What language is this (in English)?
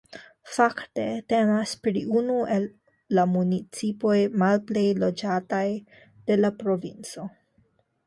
Esperanto